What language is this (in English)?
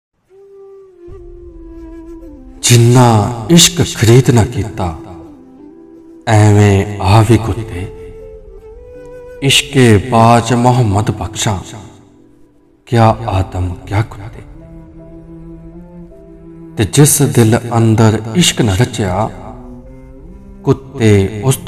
Punjabi